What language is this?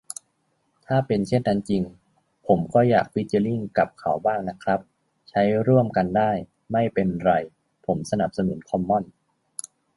Thai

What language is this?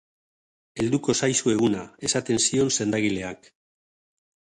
Basque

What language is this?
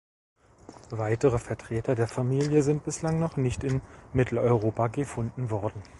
German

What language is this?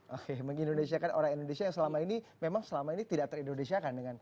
Indonesian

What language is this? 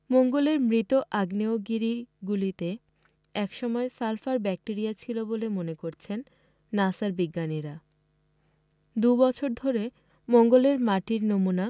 Bangla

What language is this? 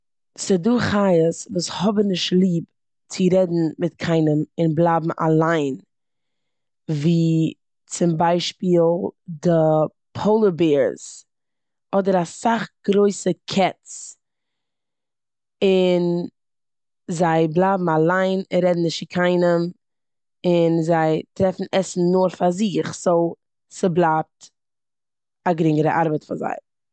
Yiddish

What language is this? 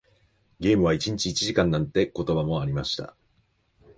Japanese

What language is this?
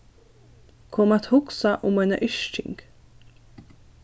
Faroese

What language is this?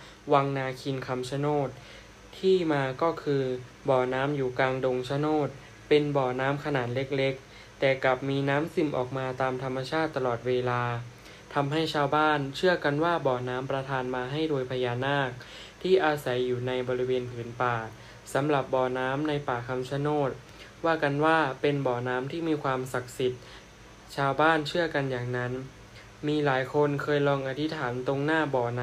Thai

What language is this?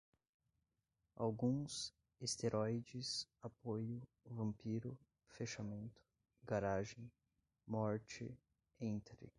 Portuguese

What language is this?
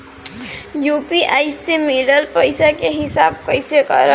Bhojpuri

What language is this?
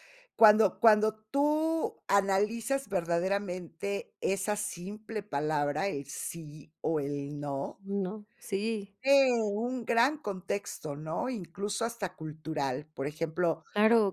Spanish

